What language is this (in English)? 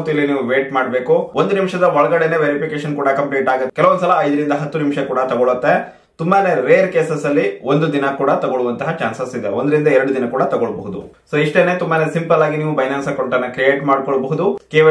Kannada